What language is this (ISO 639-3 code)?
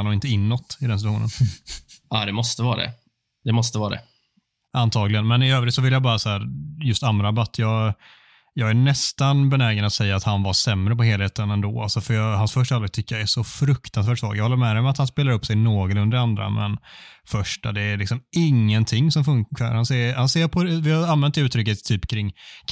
swe